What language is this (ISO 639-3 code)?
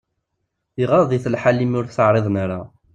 kab